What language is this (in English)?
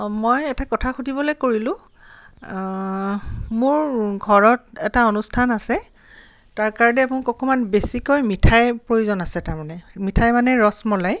Assamese